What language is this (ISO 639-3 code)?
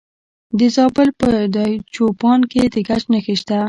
pus